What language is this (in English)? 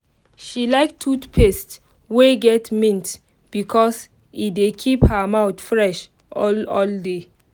Nigerian Pidgin